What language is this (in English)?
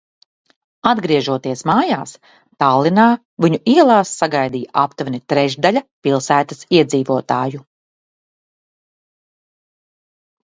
Latvian